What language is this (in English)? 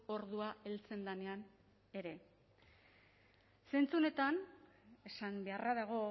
Basque